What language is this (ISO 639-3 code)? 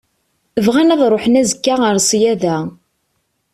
kab